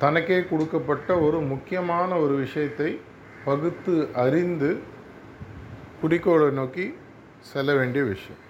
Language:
Tamil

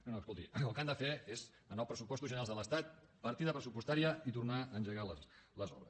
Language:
Catalan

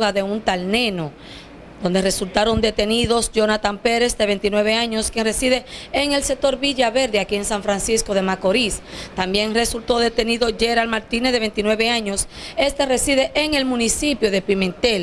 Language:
Spanish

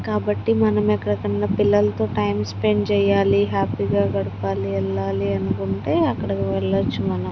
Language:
Telugu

